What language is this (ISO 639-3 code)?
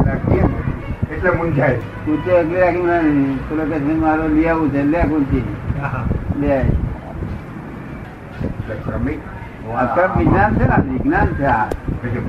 guj